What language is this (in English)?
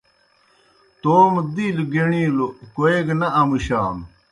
Kohistani Shina